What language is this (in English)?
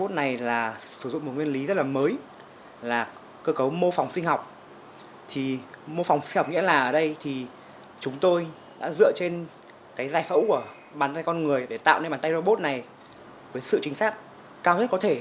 Vietnamese